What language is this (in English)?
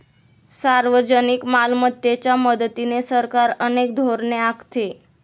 Marathi